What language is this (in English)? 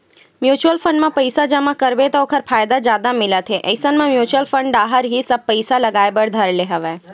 Chhattisgarhi